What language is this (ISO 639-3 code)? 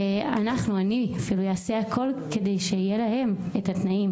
heb